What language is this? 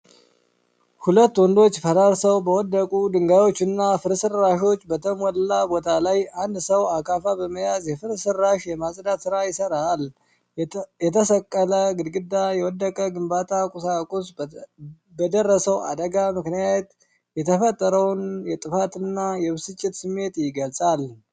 Amharic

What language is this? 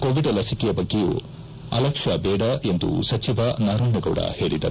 Kannada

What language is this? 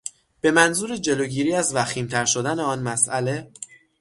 Persian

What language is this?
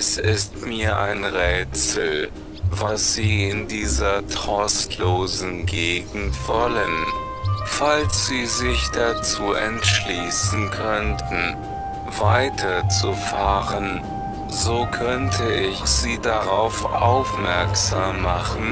German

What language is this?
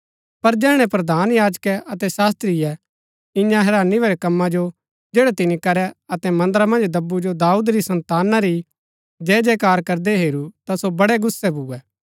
Gaddi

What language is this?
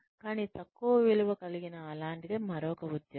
Telugu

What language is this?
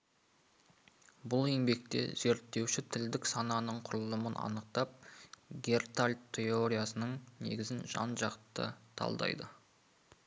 Kazakh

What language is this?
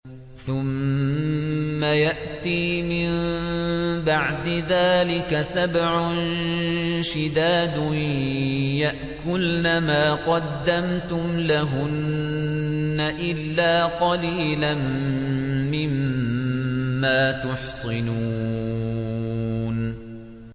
Arabic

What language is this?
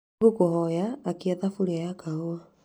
Kikuyu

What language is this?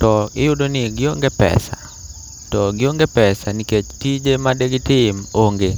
Luo (Kenya and Tanzania)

